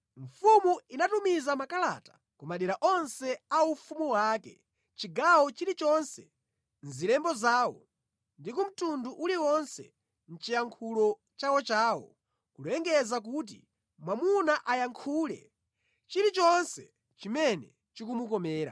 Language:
Nyanja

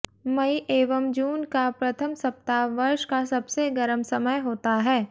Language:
Hindi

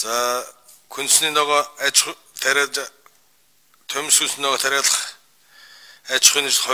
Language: Turkish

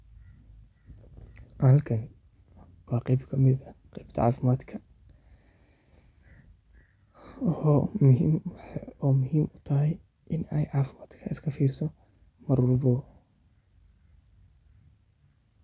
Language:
Somali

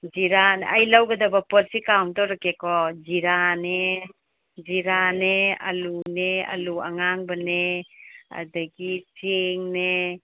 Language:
Manipuri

